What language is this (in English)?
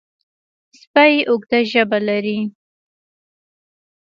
Pashto